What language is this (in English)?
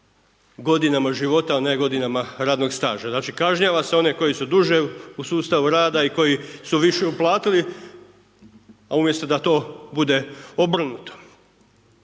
Croatian